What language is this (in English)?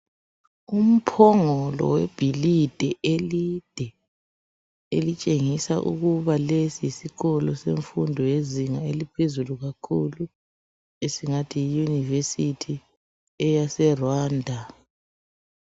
North Ndebele